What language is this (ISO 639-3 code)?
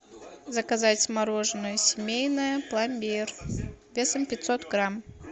rus